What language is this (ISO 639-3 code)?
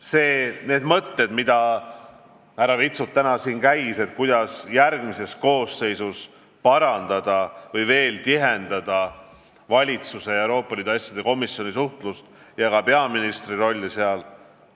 est